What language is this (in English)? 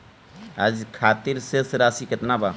Bhojpuri